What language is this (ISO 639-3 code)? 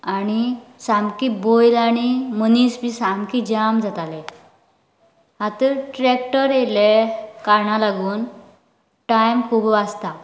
kok